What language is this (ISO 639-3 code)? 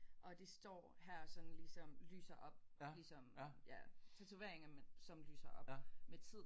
dan